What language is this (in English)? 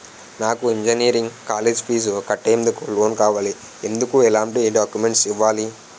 Telugu